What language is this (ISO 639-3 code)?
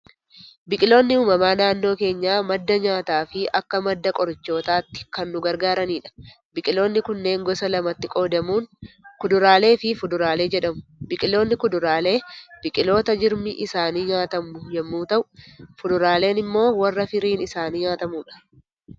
orm